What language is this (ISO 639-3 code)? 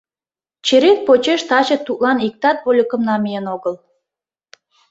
chm